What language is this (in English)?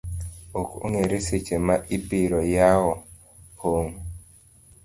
Luo (Kenya and Tanzania)